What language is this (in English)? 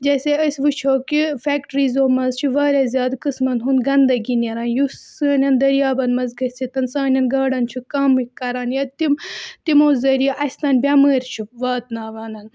Kashmiri